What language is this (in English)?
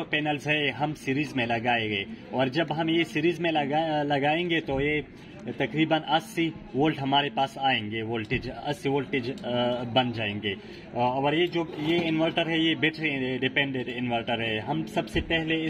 Hindi